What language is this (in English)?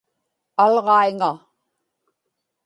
Inupiaq